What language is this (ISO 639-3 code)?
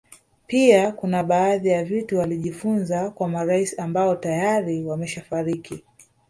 swa